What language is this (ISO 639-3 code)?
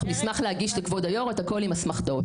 heb